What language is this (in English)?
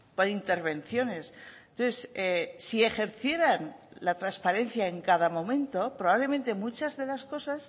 Spanish